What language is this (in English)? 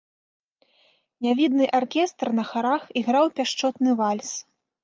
Belarusian